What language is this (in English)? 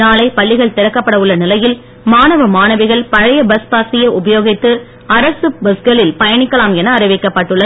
Tamil